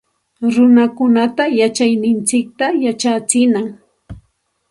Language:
Santa Ana de Tusi Pasco Quechua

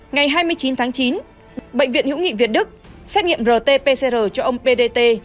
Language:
Vietnamese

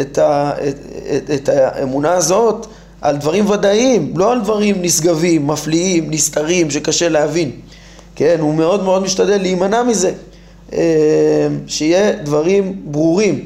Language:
Hebrew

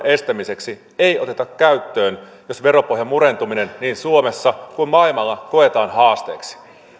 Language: Finnish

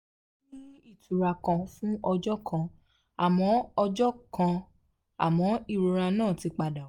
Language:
Yoruba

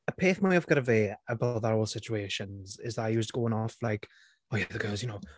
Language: Welsh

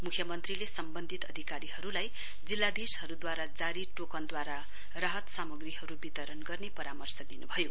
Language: Nepali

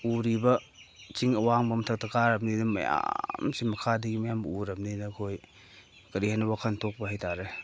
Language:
Manipuri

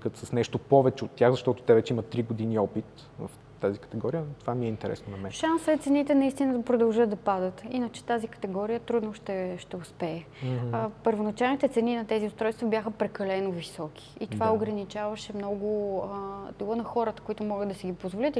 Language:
Bulgarian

